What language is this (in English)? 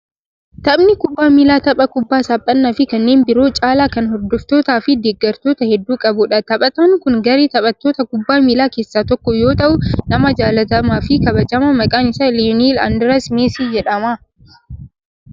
Oromo